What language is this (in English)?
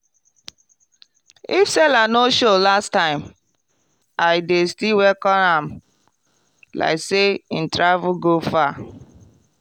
Nigerian Pidgin